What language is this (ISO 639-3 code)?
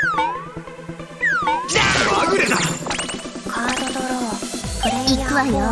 jpn